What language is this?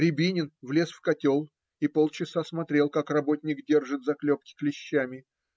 Russian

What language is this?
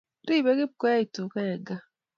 Kalenjin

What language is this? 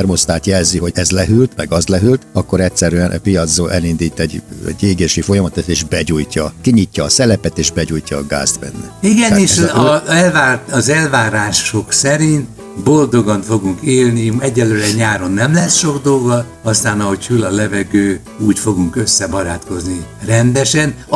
Hungarian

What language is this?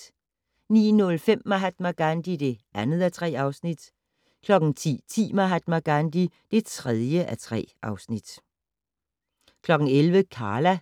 Danish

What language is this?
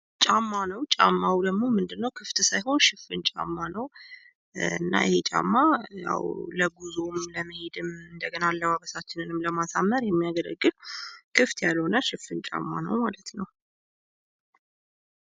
Amharic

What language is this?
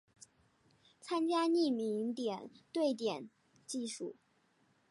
Chinese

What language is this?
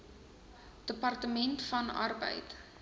Afrikaans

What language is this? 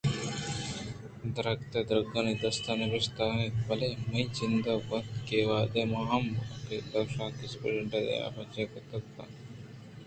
Eastern Balochi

